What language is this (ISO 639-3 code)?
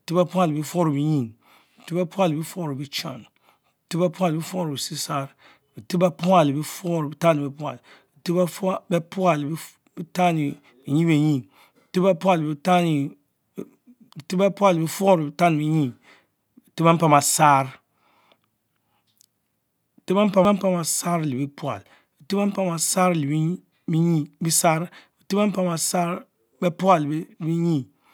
mfo